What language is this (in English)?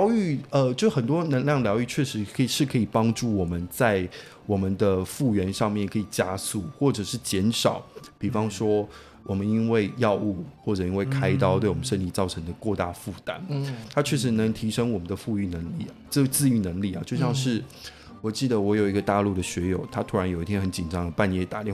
Chinese